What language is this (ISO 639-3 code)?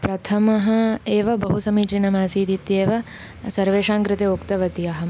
san